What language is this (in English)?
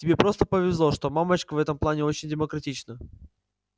Russian